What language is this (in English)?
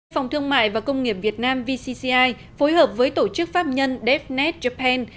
Vietnamese